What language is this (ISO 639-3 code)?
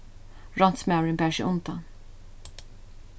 fao